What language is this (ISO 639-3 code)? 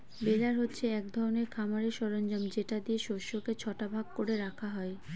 ben